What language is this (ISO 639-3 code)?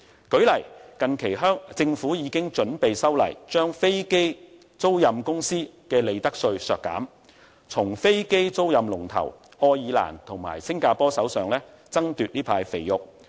yue